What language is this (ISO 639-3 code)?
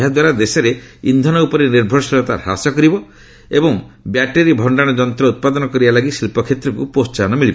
ori